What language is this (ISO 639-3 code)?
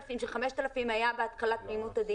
heb